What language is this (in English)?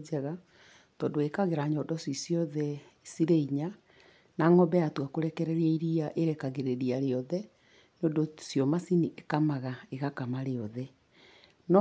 Kikuyu